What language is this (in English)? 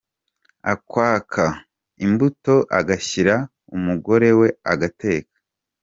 Kinyarwanda